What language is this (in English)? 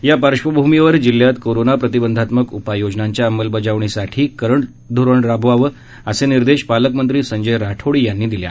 Marathi